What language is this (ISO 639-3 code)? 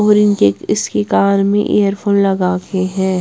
hin